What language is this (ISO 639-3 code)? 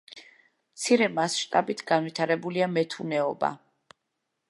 kat